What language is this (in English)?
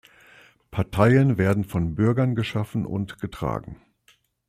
German